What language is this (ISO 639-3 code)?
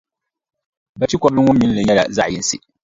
dag